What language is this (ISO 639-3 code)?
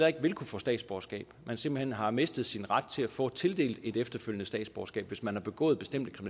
dan